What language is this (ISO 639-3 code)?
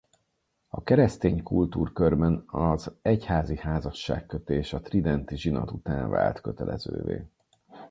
hun